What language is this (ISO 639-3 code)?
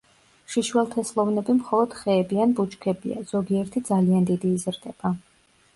kat